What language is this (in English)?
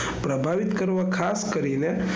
Gujarati